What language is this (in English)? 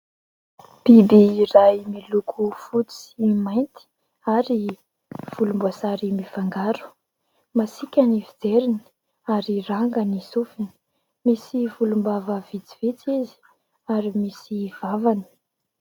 Malagasy